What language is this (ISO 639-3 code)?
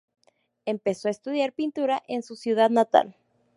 spa